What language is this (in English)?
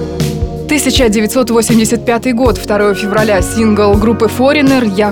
Russian